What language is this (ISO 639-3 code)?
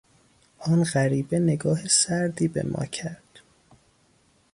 fas